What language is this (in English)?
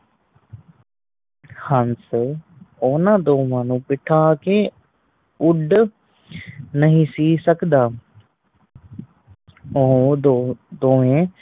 Punjabi